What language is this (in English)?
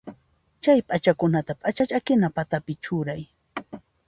Puno Quechua